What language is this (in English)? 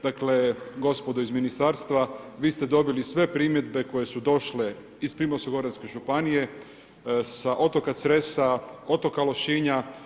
Croatian